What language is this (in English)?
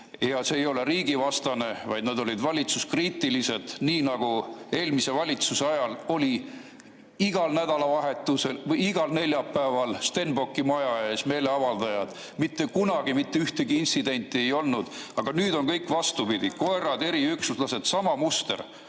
Estonian